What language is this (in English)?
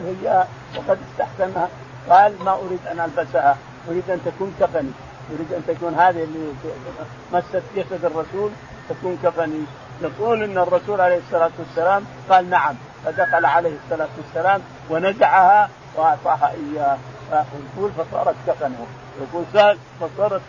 Arabic